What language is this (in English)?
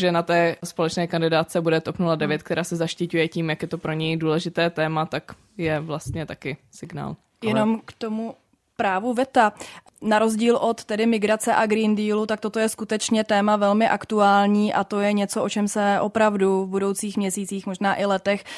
Czech